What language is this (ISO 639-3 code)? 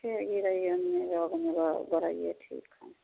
mai